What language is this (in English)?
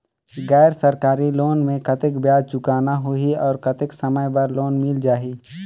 Chhattisgarhi